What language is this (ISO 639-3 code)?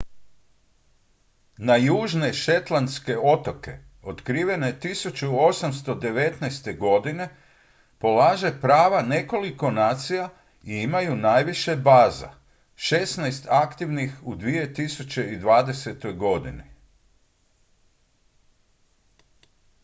hrv